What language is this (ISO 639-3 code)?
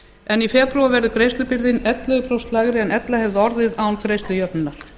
isl